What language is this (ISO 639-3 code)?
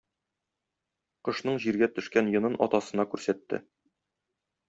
tat